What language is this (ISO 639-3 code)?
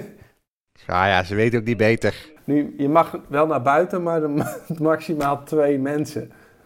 nld